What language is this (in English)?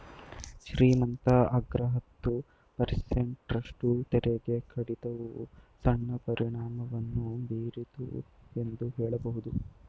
Kannada